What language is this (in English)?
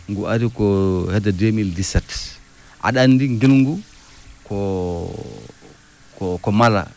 Fula